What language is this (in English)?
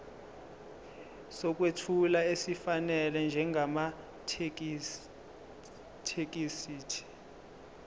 Zulu